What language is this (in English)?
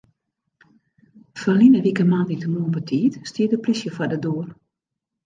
Western Frisian